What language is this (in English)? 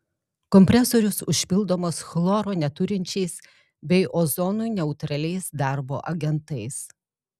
Lithuanian